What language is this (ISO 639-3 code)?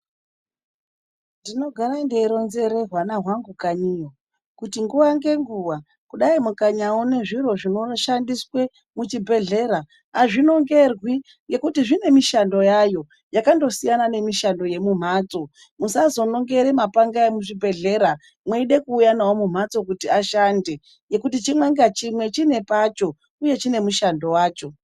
ndc